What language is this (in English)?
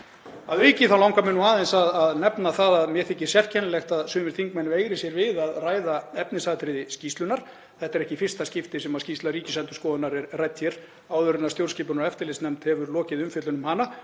Icelandic